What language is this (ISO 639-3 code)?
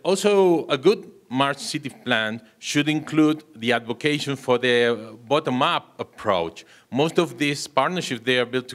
eng